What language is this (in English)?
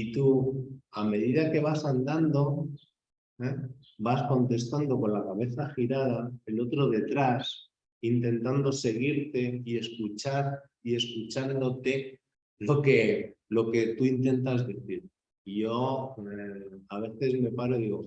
Spanish